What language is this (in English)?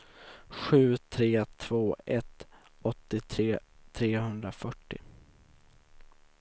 Swedish